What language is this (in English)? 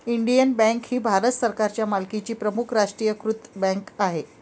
Marathi